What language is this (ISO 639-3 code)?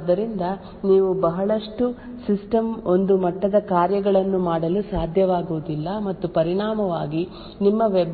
kan